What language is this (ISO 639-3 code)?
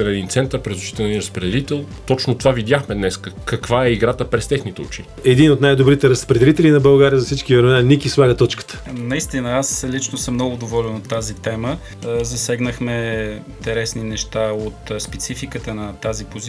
bul